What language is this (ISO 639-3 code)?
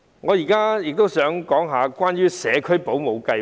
yue